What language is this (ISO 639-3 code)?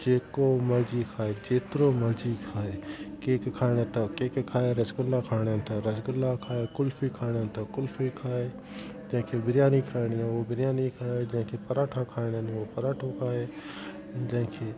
snd